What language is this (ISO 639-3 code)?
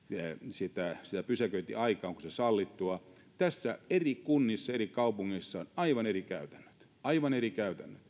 fin